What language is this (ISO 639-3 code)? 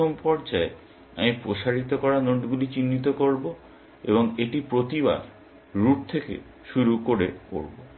ben